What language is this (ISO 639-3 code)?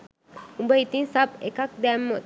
sin